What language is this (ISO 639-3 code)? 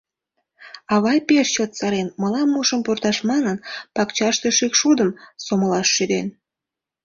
chm